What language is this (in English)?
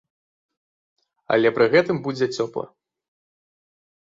Belarusian